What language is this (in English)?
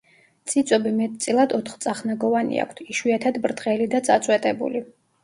Georgian